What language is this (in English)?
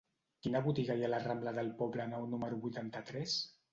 Catalan